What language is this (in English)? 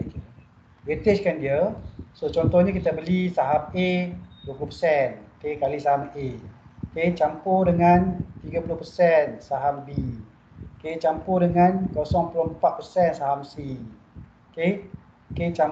Malay